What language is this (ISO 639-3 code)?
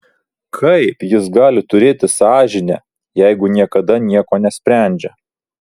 lit